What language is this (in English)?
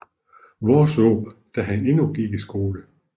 Danish